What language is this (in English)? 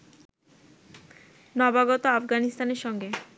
Bangla